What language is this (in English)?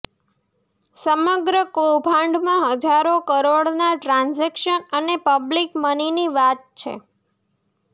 Gujarati